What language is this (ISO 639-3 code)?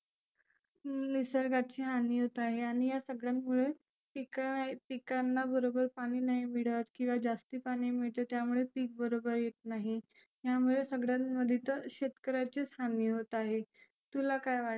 mar